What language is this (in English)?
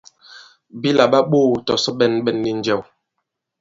Bankon